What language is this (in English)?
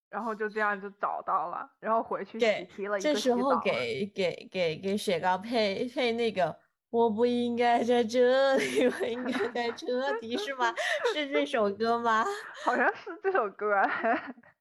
Chinese